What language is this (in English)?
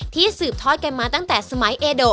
Thai